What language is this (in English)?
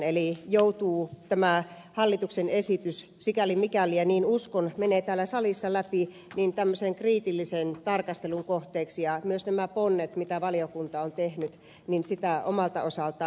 Finnish